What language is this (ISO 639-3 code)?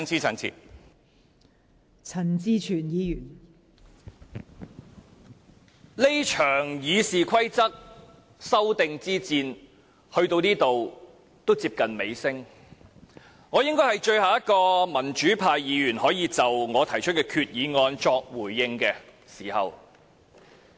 yue